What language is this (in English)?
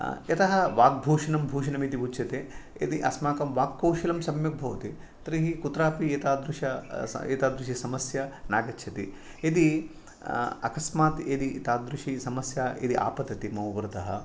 Sanskrit